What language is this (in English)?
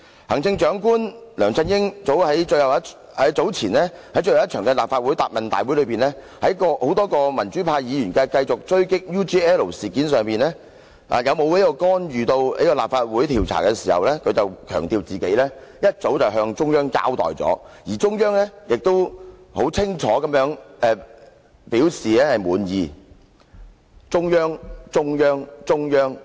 Cantonese